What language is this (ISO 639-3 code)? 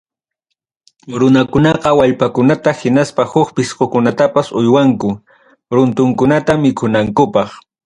quy